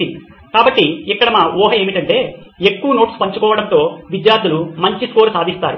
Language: Telugu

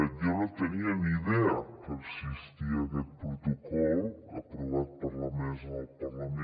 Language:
Catalan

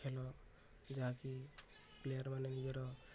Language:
Odia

